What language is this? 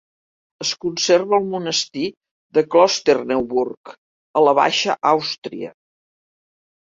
Catalan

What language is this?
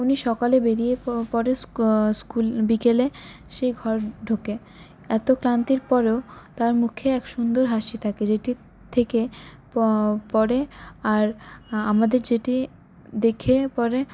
Bangla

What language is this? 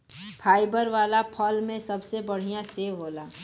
Bhojpuri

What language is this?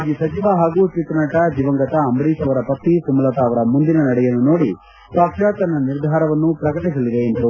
Kannada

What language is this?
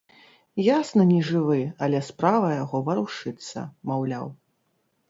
Belarusian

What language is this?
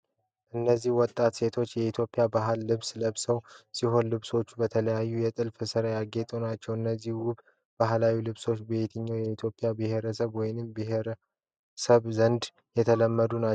Amharic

